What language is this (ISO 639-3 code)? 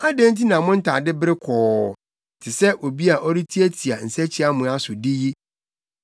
aka